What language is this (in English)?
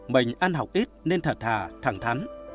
Vietnamese